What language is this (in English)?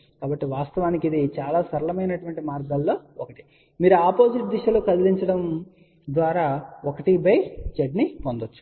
Telugu